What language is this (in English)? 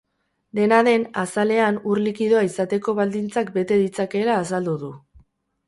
Basque